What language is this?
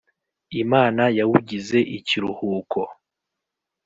Kinyarwanda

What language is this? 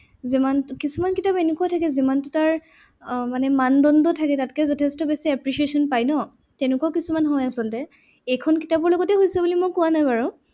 Assamese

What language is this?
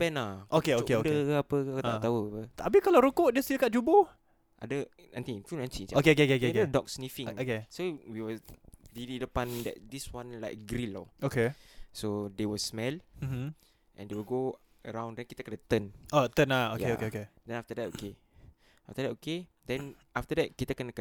Malay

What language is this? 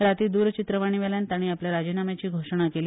Konkani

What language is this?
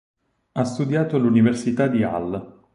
Italian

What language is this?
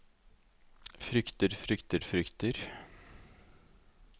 Norwegian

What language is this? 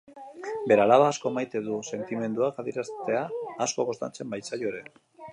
Basque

